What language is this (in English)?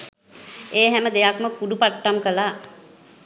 Sinhala